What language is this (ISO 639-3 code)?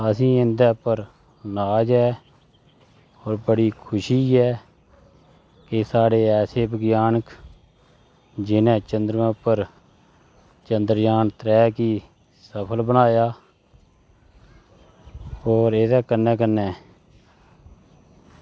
doi